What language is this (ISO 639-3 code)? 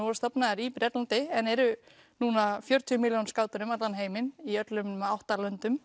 isl